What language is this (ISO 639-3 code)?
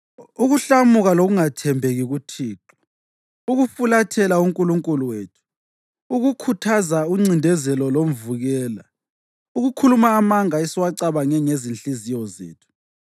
nde